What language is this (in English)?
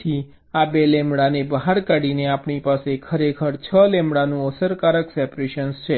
Gujarati